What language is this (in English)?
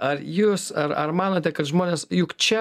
Lithuanian